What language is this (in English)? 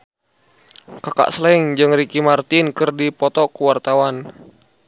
Sundanese